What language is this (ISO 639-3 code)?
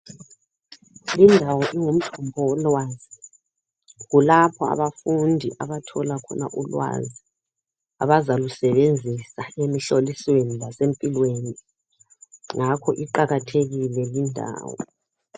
nde